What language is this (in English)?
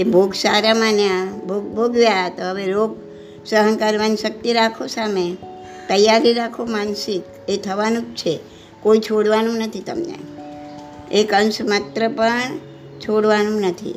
Gujarati